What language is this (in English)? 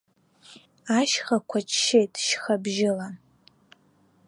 Abkhazian